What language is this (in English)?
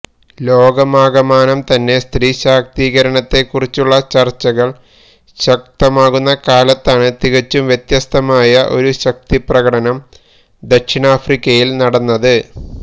Malayalam